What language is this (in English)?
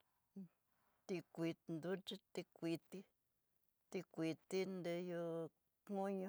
Tidaá Mixtec